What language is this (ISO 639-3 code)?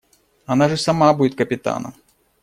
rus